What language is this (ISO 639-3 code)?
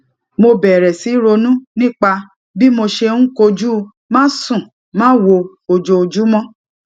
yor